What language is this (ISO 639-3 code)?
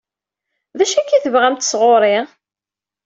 kab